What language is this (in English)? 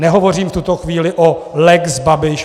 Czech